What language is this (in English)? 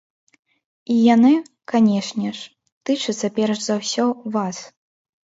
Belarusian